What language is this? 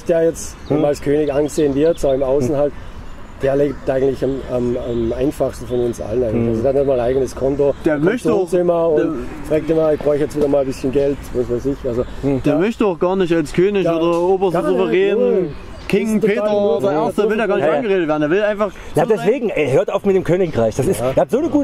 German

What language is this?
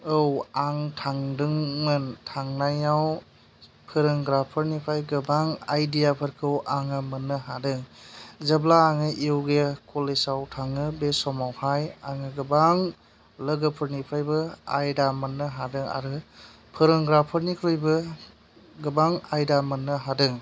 Bodo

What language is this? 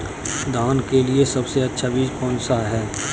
Hindi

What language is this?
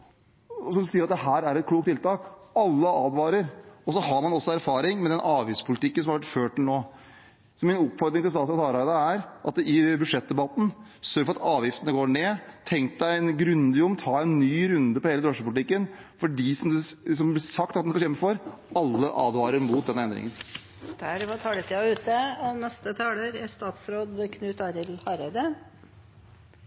Norwegian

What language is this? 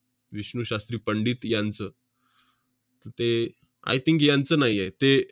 Marathi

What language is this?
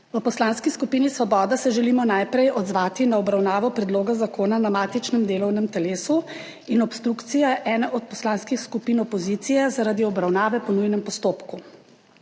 Slovenian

